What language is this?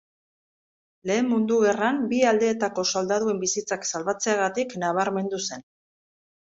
Basque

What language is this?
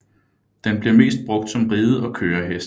Danish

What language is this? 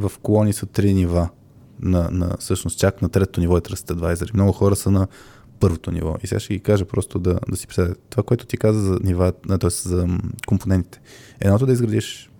Bulgarian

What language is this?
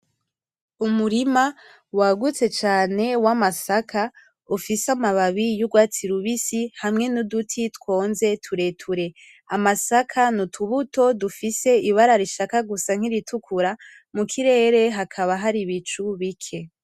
Rundi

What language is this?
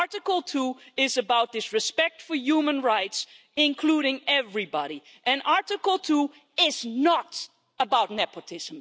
English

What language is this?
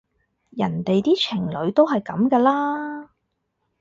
Cantonese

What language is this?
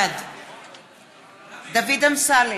Hebrew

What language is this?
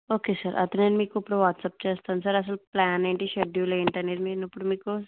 Telugu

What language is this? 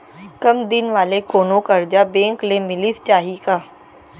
Chhattisgarhi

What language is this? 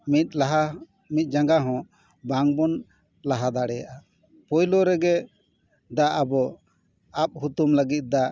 Santali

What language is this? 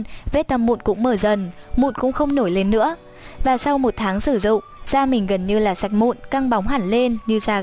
Vietnamese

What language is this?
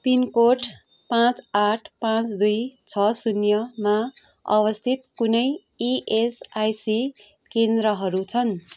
Nepali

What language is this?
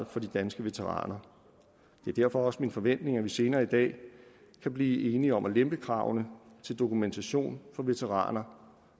Danish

